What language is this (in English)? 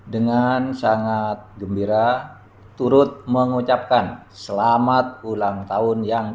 Indonesian